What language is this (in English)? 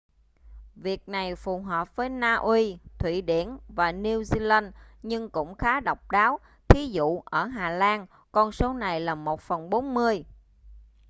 Vietnamese